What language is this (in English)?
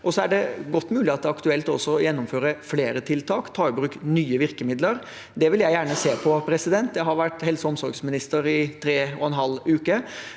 Norwegian